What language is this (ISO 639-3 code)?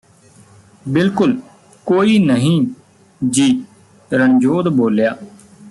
pan